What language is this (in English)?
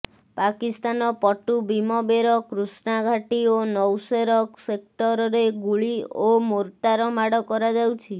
Odia